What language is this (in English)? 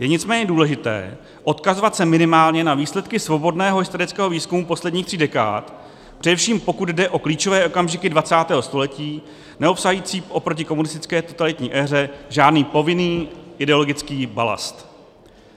Czech